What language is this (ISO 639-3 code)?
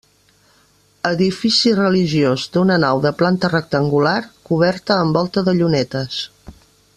cat